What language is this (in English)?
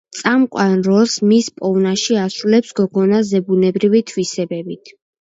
Georgian